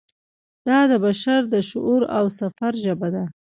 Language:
Pashto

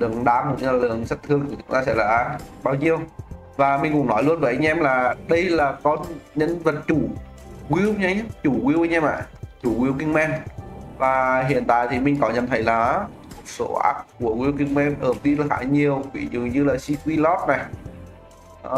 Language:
Vietnamese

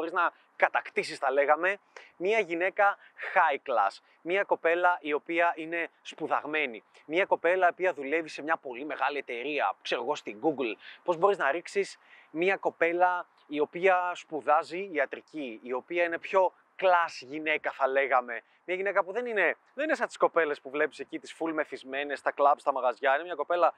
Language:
Greek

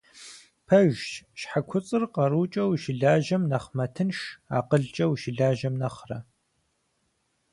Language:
Kabardian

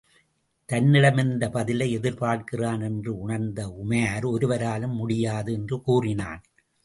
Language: Tamil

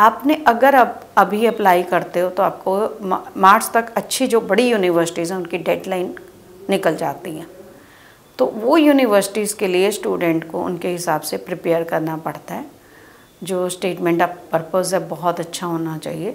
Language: Hindi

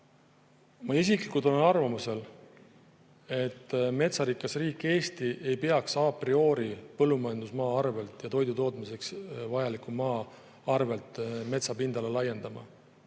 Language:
Estonian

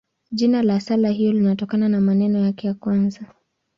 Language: Swahili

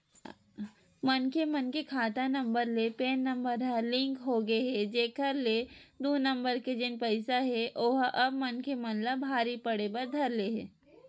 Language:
Chhattisgarhi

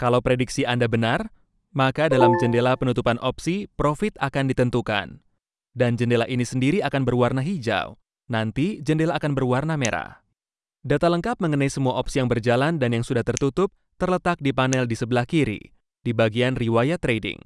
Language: Indonesian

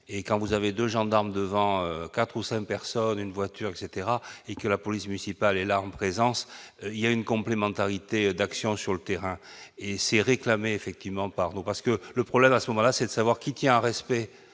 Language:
French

